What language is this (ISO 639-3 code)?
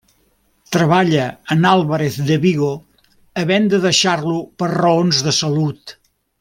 cat